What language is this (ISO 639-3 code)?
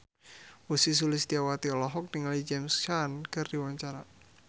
sun